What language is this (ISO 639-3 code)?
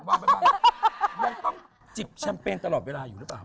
tha